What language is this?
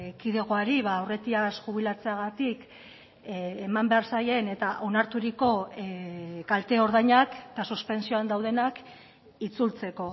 Basque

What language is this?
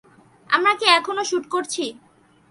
Bangla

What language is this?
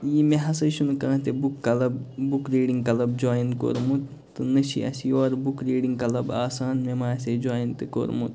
Kashmiri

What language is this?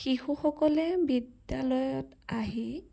Assamese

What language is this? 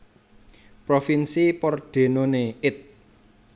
Javanese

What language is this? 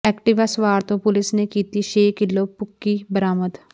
Punjabi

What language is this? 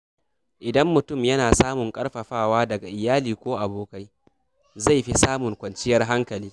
Hausa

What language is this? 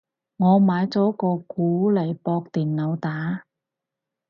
Cantonese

